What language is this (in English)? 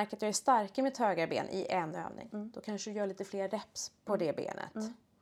Swedish